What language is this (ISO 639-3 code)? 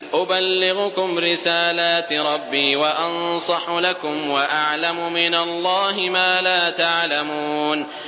ara